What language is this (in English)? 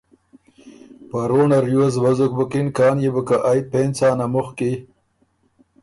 Ormuri